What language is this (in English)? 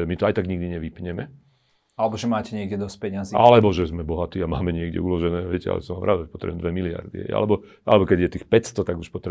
Slovak